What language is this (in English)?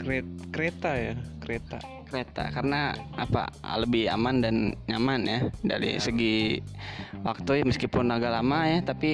Indonesian